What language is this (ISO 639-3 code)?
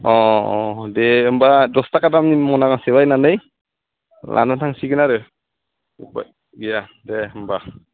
brx